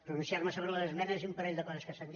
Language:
Catalan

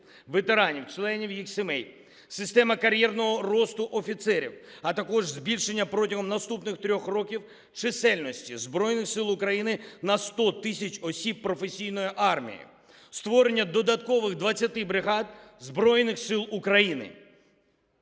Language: Ukrainian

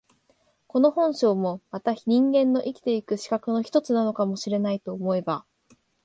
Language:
Japanese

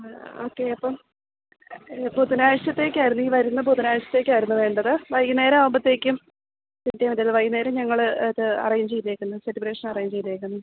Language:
Malayalam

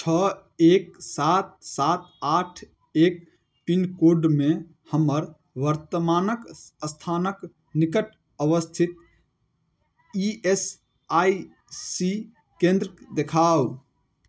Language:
Maithili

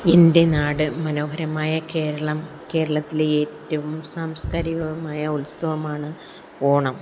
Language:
Malayalam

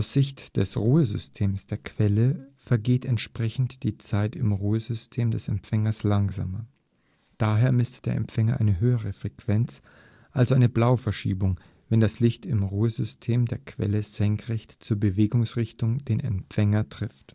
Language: German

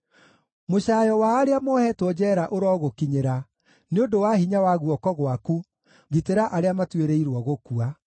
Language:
Kikuyu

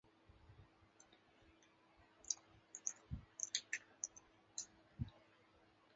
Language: Chinese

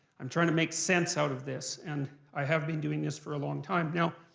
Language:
English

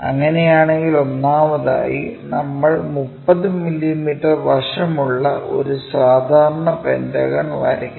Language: Malayalam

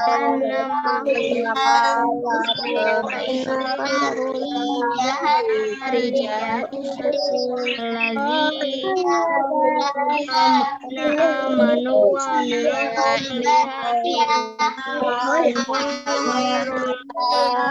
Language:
Indonesian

